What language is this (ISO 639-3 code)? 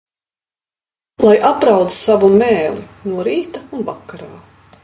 lav